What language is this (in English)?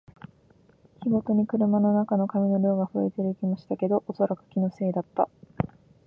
Japanese